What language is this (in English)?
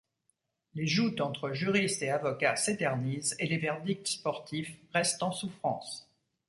French